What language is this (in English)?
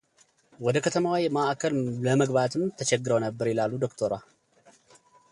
Amharic